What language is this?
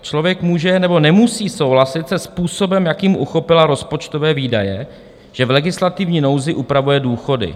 Czech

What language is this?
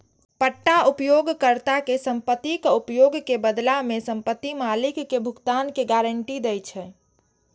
Maithili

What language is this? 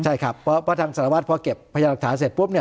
Thai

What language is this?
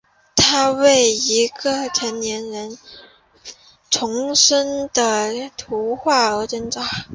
Chinese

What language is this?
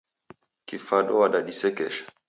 Taita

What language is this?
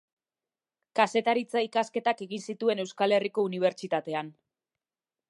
Basque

